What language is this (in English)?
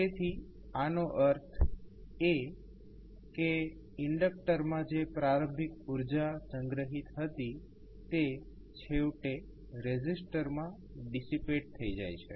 Gujarati